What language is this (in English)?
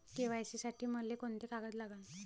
Marathi